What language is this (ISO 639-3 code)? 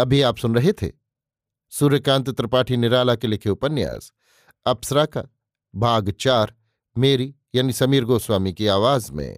hin